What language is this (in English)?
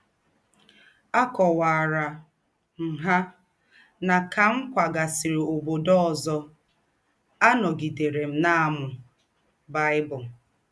Igbo